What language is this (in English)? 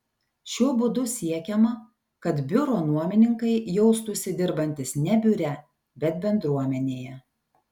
Lithuanian